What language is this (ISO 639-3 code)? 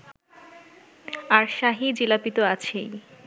ben